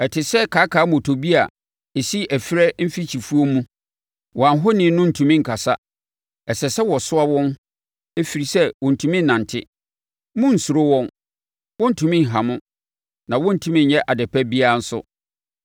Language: Akan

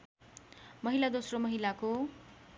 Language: Nepali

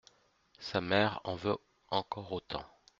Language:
French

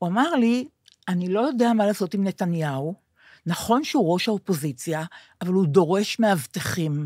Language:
Hebrew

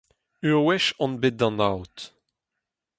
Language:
Breton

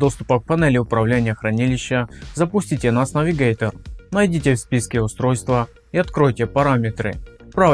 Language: Russian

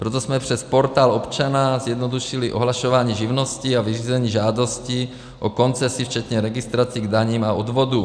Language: Czech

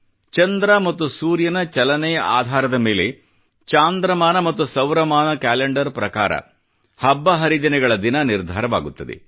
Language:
Kannada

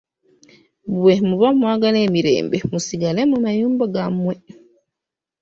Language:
Ganda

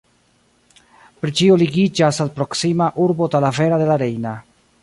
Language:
Esperanto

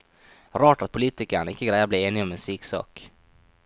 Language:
Norwegian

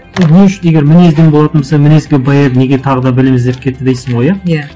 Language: Kazakh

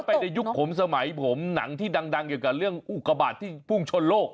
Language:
Thai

